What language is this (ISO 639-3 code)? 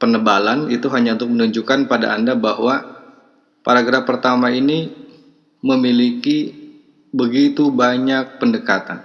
ind